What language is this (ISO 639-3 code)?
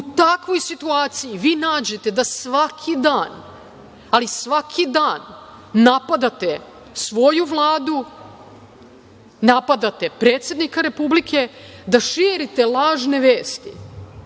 srp